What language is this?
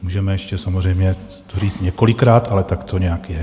Czech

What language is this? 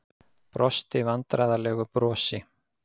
Icelandic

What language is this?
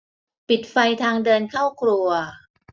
Thai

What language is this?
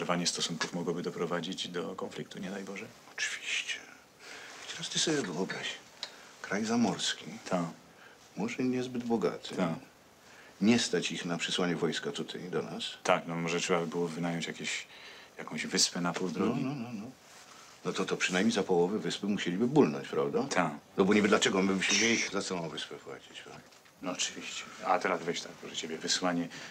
Polish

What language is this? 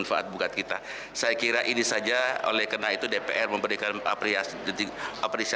Indonesian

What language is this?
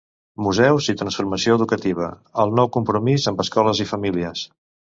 Catalan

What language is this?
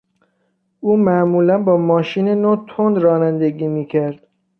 Persian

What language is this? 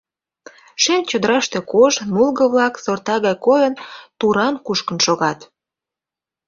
Mari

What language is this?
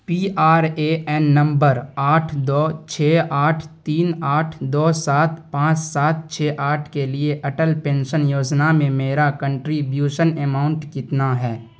Urdu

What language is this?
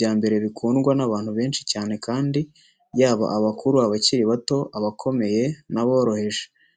Kinyarwanda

